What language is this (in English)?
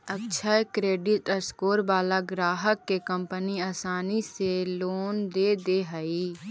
Magahi